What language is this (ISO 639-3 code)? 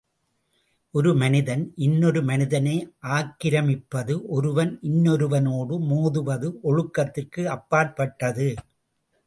tam